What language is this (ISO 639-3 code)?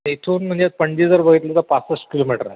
mar